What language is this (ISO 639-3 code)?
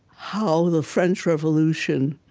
eng